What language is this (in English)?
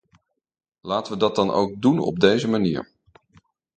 Dutch